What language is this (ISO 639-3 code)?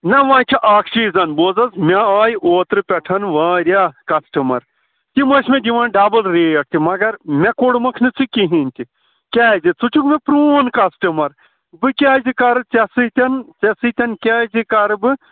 kas